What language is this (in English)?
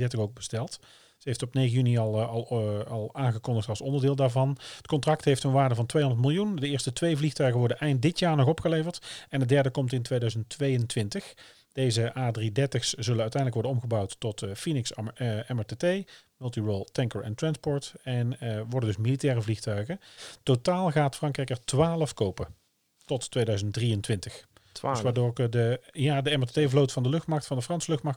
Dutch